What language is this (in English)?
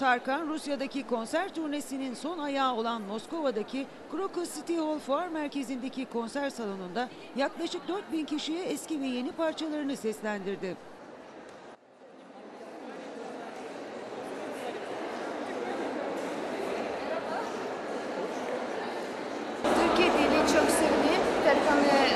Turkish